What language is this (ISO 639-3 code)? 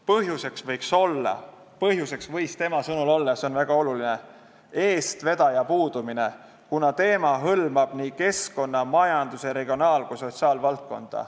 est